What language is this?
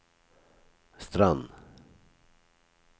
Norwegian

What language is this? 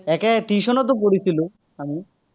Assamese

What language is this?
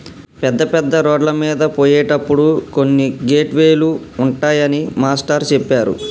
Telugu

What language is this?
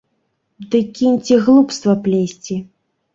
Belarusian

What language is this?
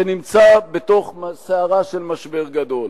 Hebrew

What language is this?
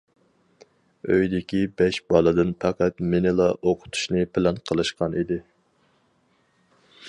Uyghur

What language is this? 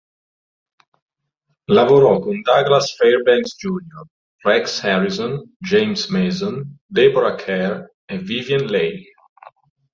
Italian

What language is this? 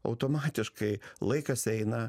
Lithuanian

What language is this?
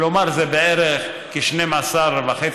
Hebrew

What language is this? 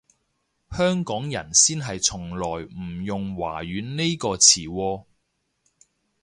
Cantonese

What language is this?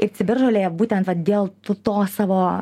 Lithuanian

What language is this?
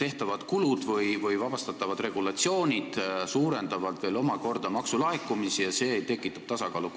Estonian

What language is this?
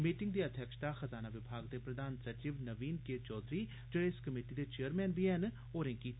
Dogri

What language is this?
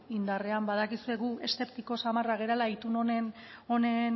Basque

